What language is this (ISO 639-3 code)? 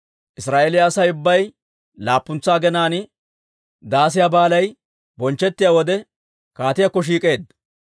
dwr